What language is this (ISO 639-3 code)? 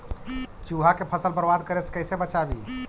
mag